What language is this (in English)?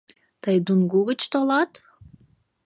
Mari